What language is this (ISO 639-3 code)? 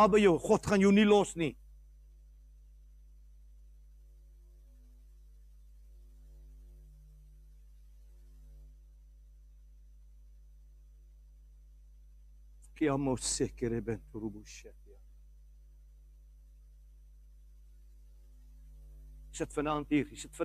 nld